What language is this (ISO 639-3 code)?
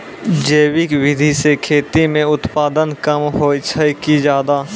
mai